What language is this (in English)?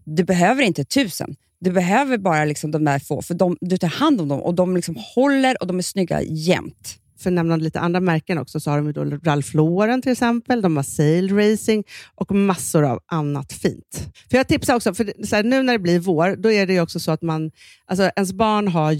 Swedish